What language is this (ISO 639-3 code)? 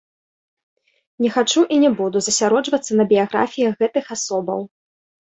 bel